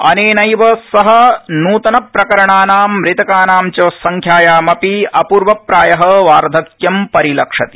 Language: Sanskrit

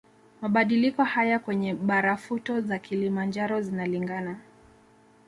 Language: Swahili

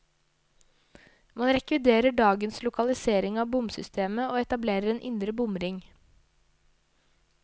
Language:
Norwegian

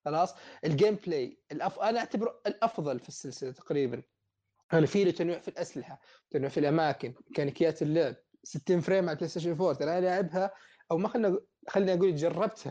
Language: Arabic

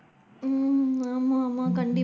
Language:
Tamil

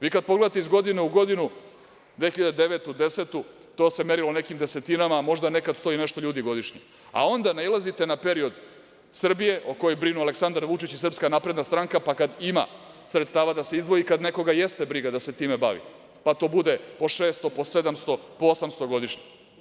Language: Serbian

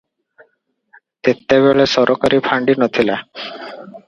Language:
Odia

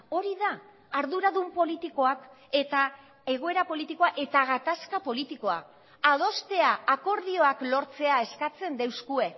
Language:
Basque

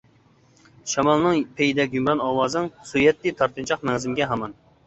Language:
Uyghur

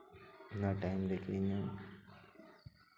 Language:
Santali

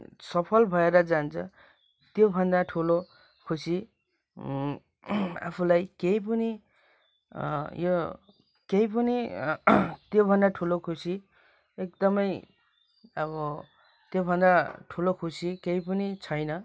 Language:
Nepali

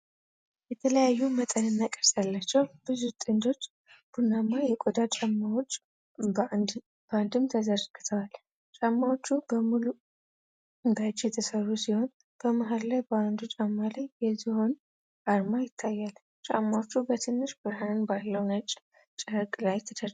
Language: Amharic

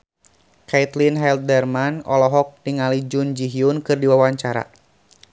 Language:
Sundanese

